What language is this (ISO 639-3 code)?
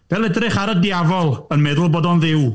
cym